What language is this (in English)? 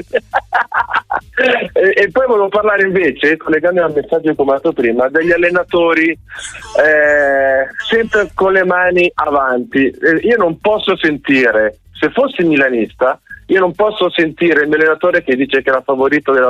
Italian